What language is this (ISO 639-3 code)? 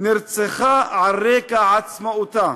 heb